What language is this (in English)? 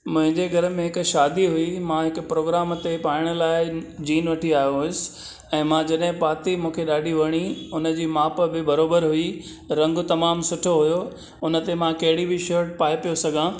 Sindhi